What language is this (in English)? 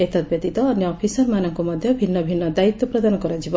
Odia